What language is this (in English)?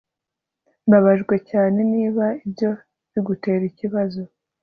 Kinyarwanda